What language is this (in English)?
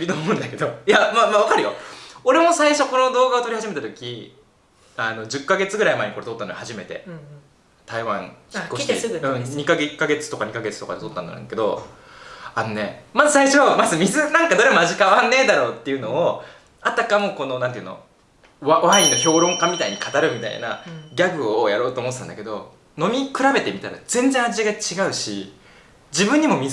Japanese